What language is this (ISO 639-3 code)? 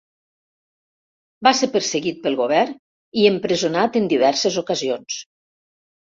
cat